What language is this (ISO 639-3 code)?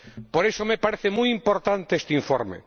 spa